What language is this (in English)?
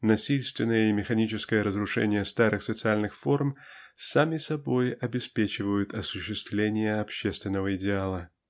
Russian